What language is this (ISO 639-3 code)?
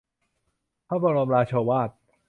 tha